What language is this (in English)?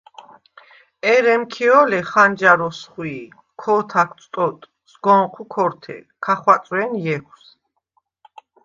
Svan